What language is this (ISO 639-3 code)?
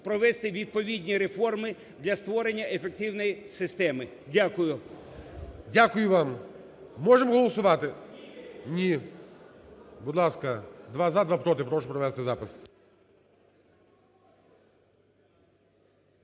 ukr